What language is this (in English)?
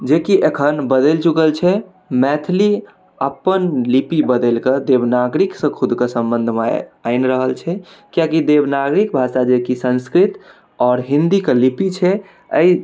Maithili